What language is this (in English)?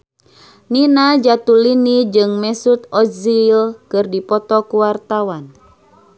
Sundanese